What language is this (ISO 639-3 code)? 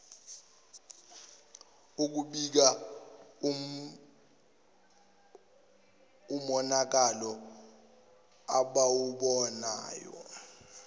zul